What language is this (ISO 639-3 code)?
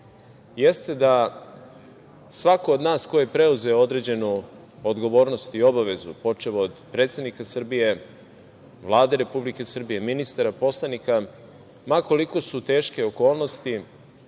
srp